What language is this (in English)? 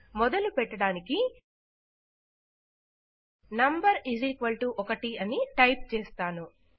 Telugu